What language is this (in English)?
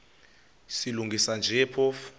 Xhosa